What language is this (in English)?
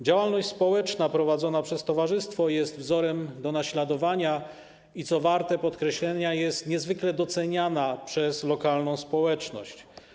Polish